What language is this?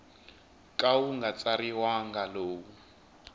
Tsonga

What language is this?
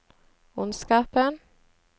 Norwegian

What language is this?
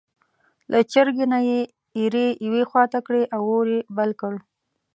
Pashto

